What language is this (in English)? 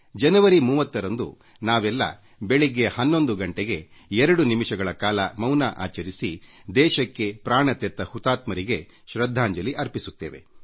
Kannada